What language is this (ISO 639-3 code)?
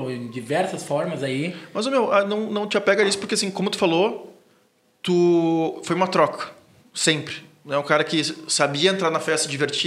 por